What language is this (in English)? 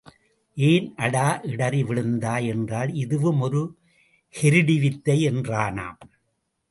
Tamil